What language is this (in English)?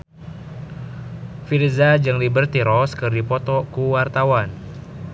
Sundanese